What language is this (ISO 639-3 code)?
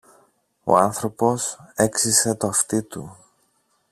ell